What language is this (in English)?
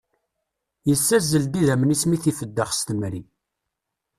Kabyle